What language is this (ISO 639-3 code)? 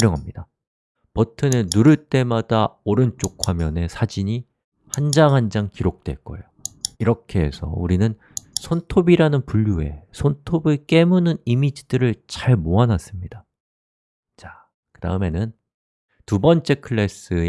kor